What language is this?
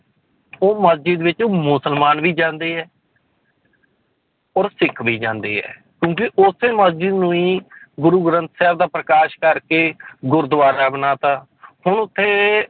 Punjabi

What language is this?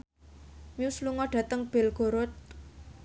Javanese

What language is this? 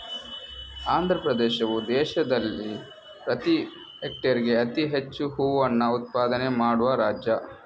Kannada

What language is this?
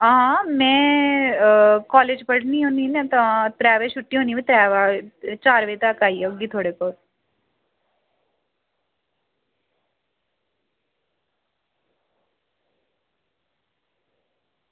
Dogri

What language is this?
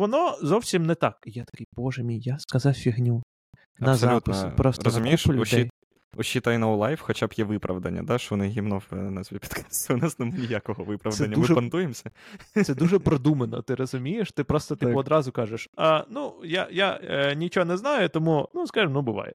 Ukrainian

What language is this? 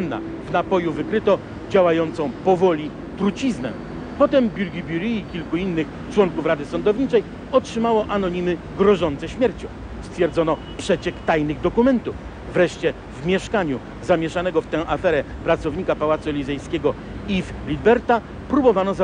Polish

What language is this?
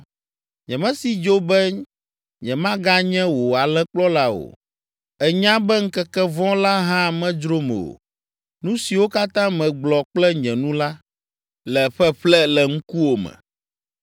Ewe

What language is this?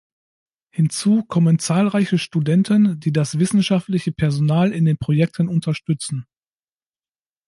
German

